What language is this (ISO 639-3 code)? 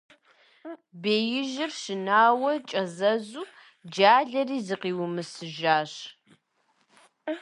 kbd